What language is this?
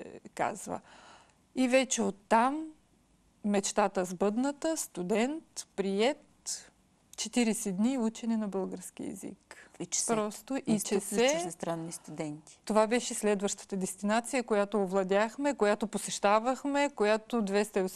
Bulgarian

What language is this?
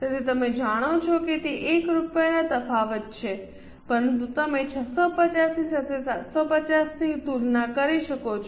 Gujarati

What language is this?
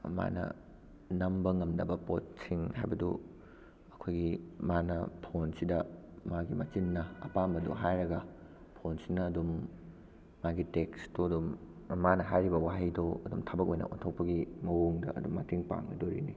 Manipuri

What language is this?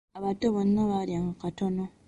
Ganda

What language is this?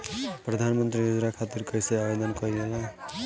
Bhojpuri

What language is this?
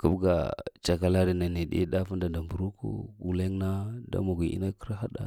Lamang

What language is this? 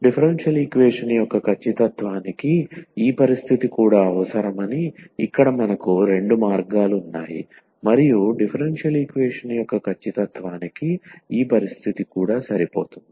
Telugu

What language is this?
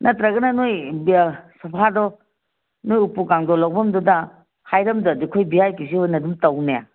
Manipuri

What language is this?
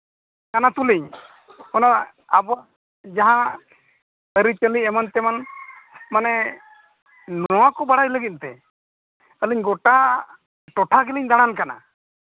Santali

